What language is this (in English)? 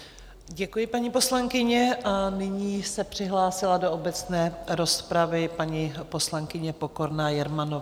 Czech